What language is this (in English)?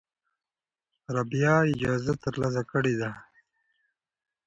Pashto